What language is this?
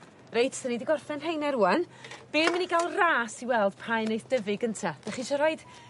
Welsh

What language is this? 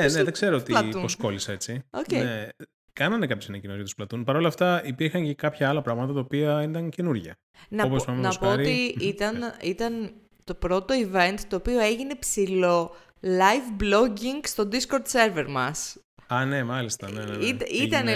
Greek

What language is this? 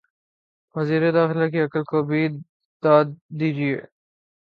Urdu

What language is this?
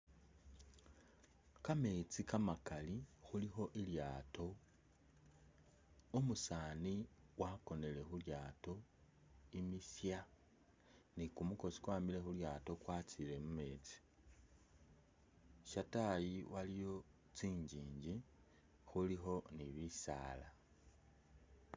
Masaaba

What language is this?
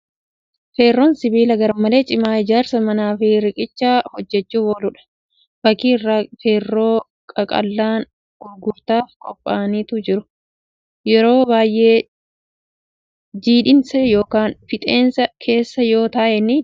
Oromo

